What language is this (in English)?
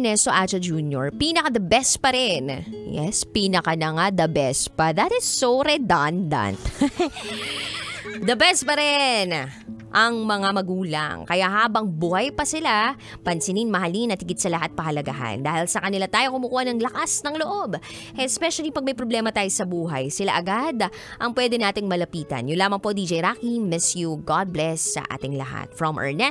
Filipino